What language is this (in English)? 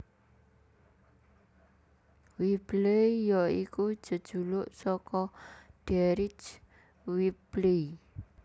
Javanese